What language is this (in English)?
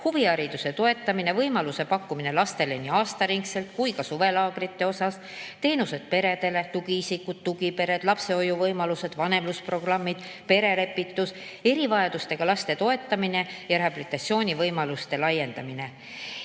Estonian